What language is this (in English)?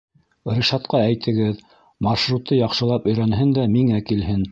Bashkir